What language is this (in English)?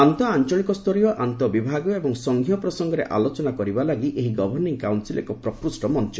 Odia